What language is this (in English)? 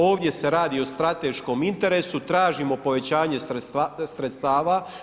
Croatian